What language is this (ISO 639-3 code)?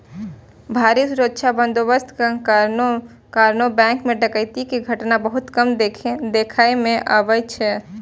mai